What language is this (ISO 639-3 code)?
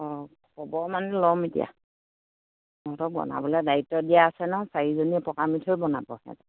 asm